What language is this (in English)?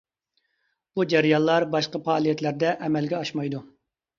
Uyghur